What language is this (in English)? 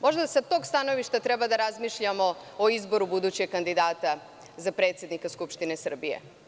Serbian